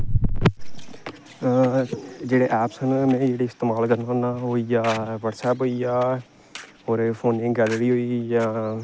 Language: Dogri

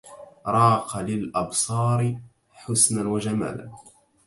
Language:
Arabic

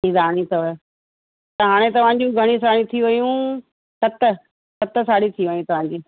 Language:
Sindhi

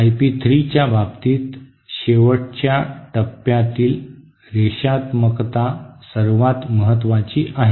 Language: Marathi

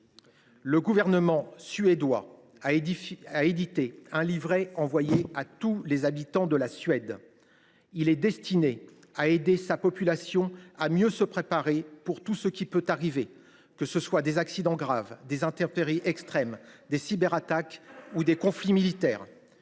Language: French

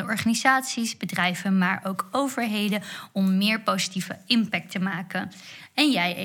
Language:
Dutch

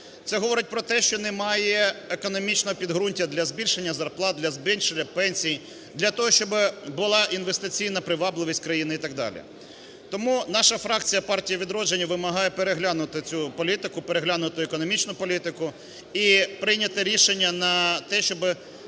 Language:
Ukrainian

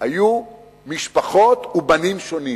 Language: Hebrew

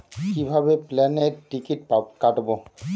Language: Bangla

